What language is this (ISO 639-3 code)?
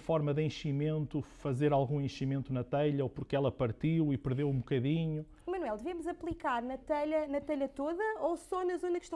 por